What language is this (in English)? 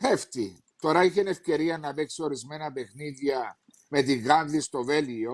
Greek